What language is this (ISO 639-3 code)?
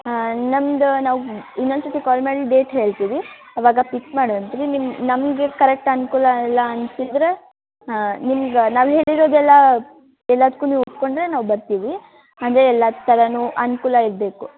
kan